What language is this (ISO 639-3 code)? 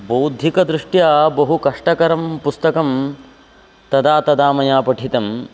san